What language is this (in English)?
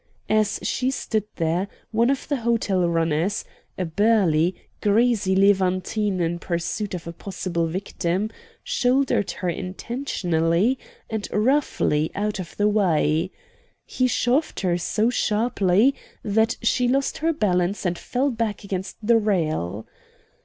English